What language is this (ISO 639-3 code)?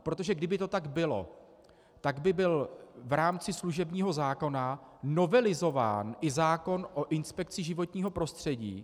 ces